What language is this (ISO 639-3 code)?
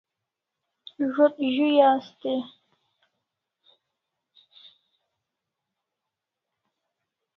kls